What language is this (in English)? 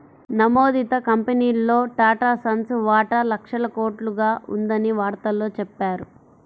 Telugu